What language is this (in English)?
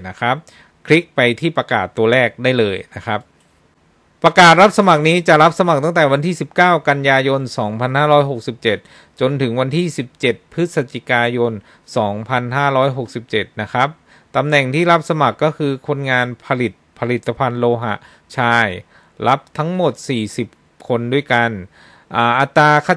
Thai